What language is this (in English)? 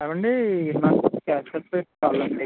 Telugu